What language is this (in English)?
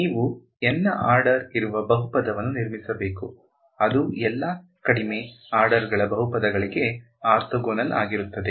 Kannada